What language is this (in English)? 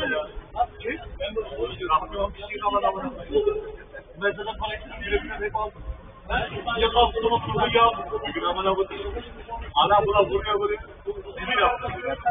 Turkish